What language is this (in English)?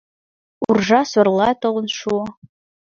Mari